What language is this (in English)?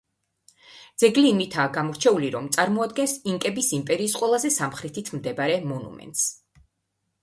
Georgian